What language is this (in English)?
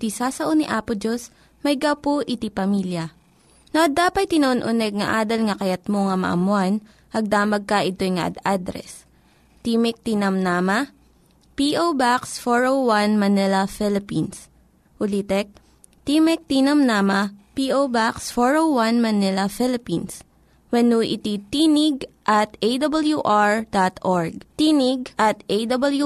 Filipino